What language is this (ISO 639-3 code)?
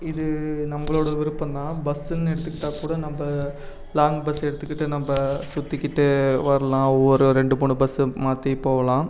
tam